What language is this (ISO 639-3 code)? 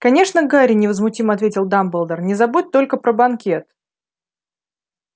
rus